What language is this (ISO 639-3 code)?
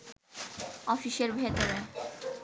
ben